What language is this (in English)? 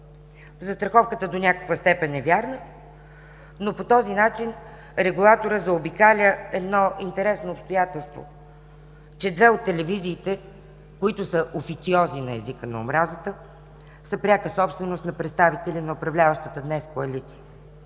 Bulgarian